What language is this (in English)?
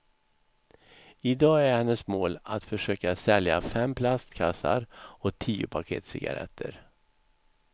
Swedish